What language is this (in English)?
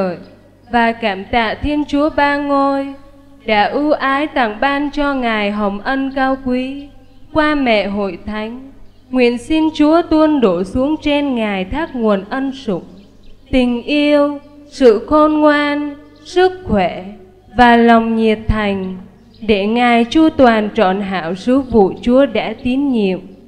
Vietnamese